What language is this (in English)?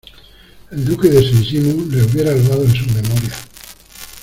Spanish